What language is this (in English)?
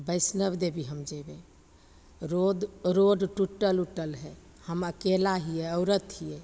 Maithili